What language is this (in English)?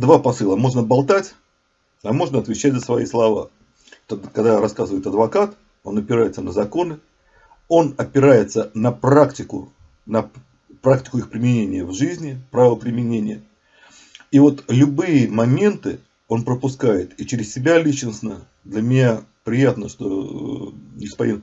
Russian